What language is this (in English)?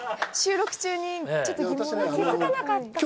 Japanese